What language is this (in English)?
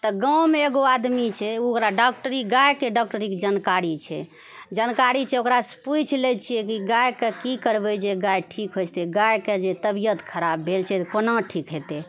Maithili